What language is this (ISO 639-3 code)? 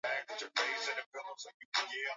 swa